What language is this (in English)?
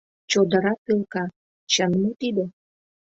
Mari